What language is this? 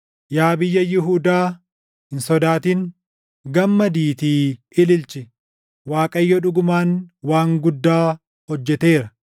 Oromo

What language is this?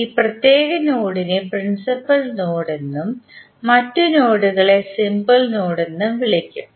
Malayalam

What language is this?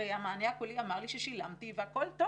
Hebrew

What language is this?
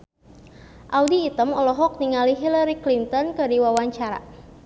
Sundanese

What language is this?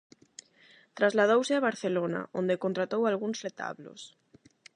Galician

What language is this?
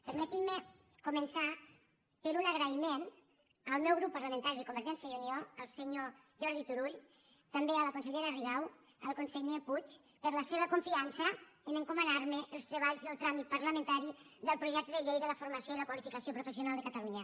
Catalan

